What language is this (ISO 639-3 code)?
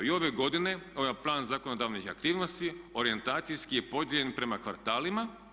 hrv